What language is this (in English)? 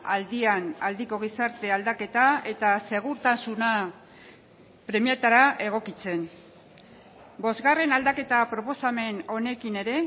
Basque